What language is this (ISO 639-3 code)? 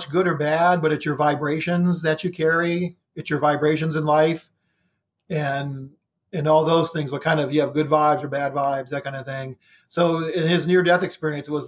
eng